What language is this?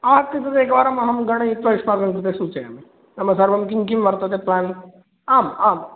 Sanskrit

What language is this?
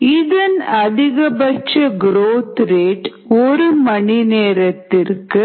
Tamil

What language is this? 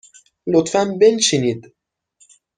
Persian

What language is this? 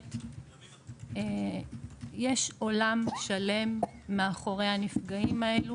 Hebrew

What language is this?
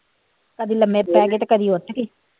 Punjabi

